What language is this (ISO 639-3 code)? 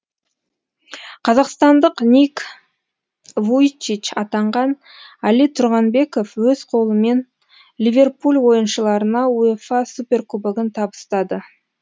kaz